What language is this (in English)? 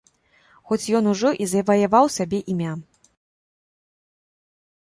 Belarusian